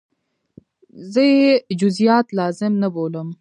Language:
Pashto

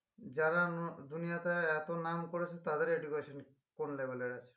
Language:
Bangla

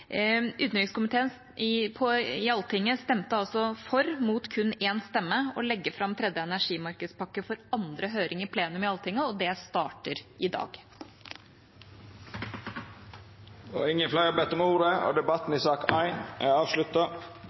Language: Norwegian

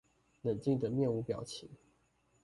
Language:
Chinese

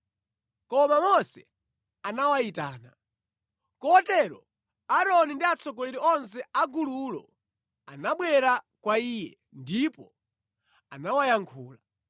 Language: Nyanja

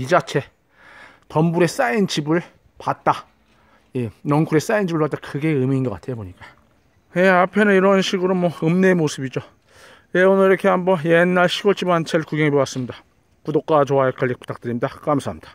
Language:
Korean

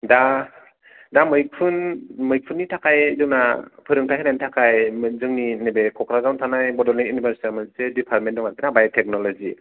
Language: Bodo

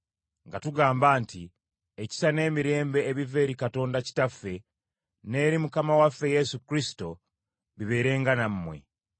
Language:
Ganda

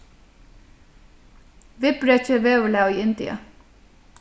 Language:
Faroese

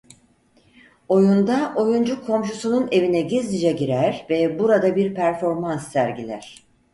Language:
Turkish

